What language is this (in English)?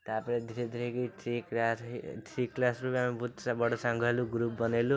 Odia